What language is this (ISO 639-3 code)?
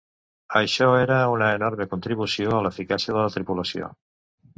cat